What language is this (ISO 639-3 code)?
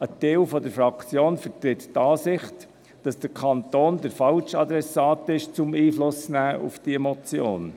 gsw